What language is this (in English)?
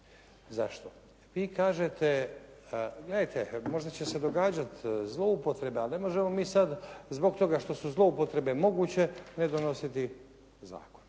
Croatian